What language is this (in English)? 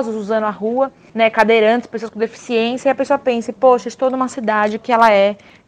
Portuguese